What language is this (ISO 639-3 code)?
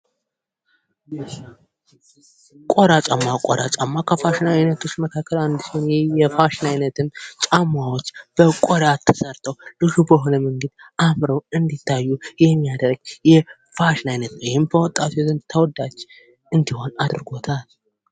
amh